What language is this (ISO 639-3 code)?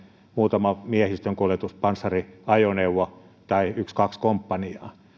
fin